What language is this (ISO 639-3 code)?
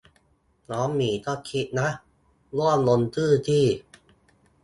tha